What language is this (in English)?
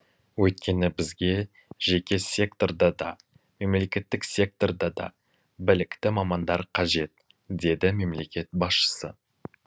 Kazakh